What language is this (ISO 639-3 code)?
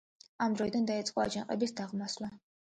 kat